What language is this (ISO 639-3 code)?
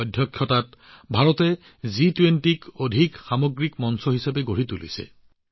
asm